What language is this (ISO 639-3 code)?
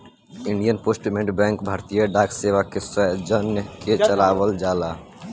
bho